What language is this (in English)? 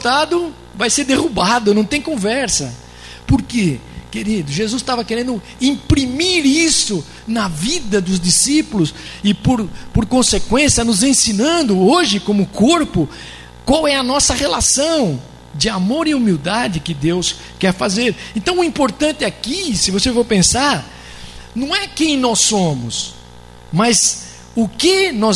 Portuguese